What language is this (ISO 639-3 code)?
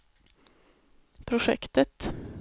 swe